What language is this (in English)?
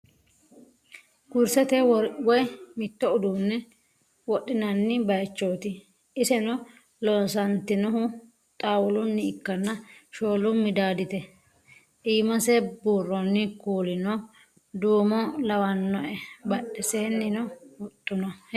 Sidamo